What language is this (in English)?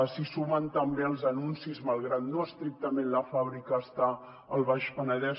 Catalan